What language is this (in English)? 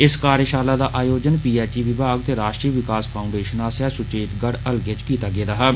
Dogri